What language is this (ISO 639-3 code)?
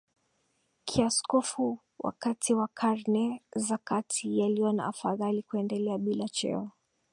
swa